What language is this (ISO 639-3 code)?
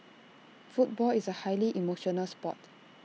eng